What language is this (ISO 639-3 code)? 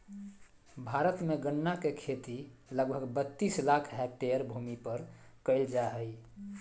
mag